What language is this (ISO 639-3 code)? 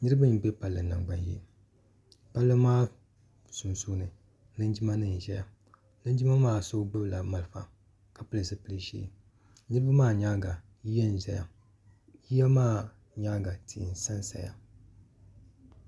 dag